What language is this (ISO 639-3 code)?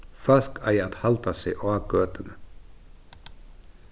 fao